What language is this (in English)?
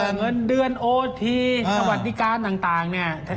Thai